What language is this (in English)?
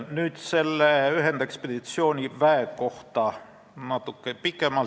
Estonian